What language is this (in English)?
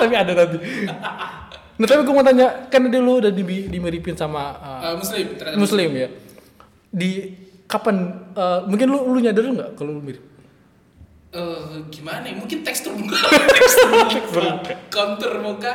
Indonesian